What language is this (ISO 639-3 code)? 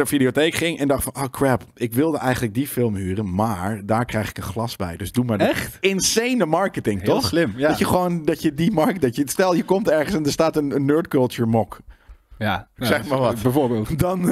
nld